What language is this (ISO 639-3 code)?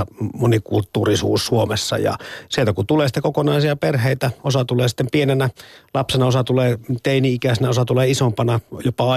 fin